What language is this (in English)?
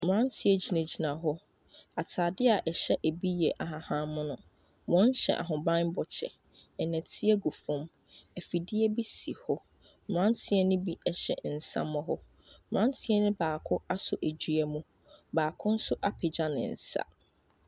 Akan